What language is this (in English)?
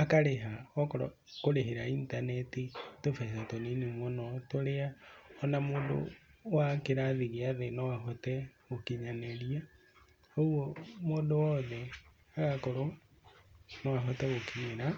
Kikuyu